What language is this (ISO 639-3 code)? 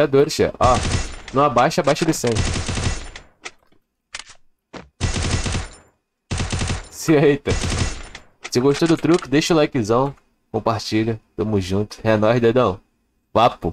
por